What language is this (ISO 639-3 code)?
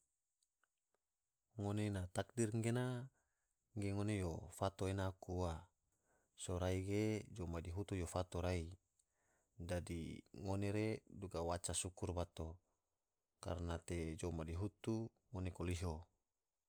tvo